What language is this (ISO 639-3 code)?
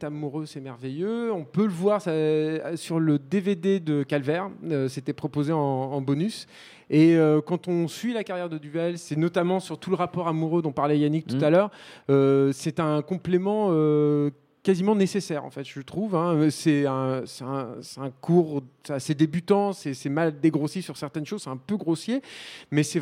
fra